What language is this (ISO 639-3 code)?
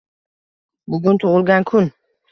uzb